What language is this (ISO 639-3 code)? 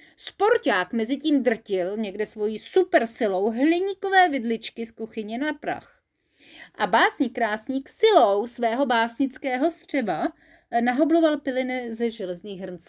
ces